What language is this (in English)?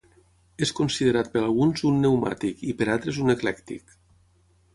Catalan